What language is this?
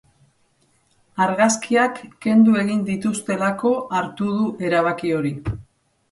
Basque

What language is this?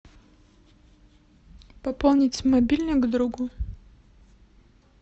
Russian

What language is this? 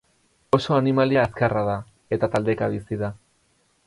Basque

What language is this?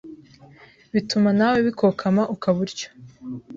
Kinyarwanda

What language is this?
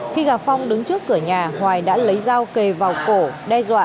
Vietnamese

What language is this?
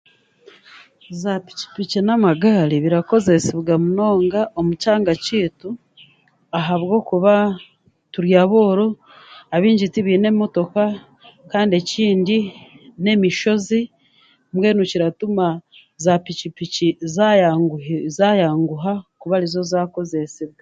Chiga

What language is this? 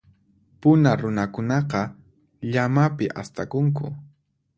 Puno Quechua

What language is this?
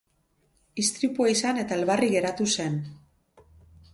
Basque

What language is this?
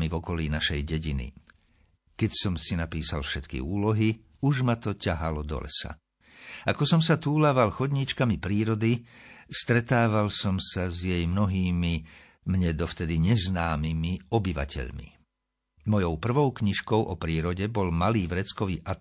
Slovak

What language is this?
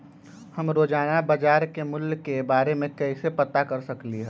Magahi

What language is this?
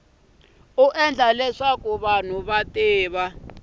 Tsonga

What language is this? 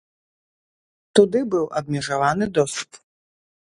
Belarusian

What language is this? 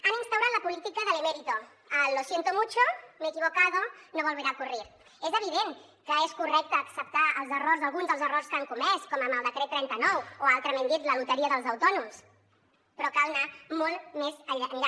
Catalan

